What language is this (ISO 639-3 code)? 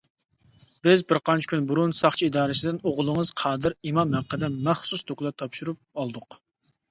uig